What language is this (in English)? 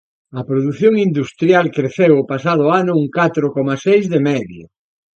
Galician